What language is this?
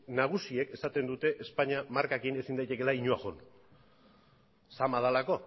Basque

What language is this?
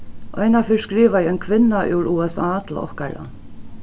Faroese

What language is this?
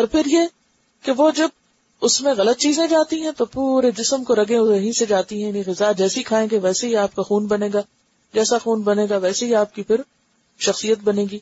Urdu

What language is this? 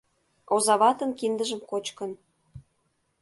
Mari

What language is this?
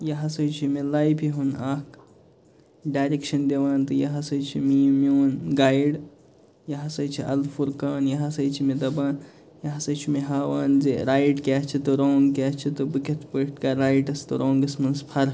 Kashmiri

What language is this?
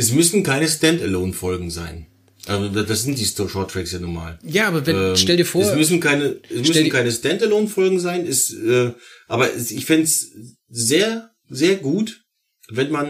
German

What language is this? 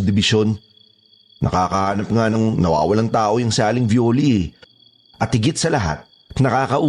Filipino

